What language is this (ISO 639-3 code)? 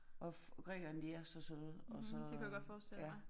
dan